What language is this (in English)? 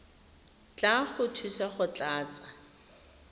Tswana